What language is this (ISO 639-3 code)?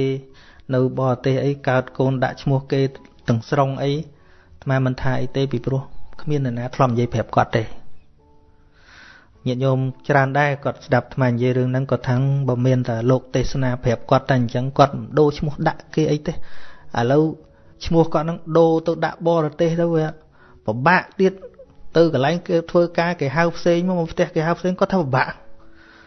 vie